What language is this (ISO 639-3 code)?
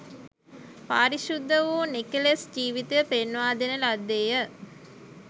sin